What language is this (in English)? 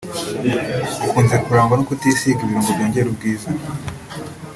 Kinyarwanda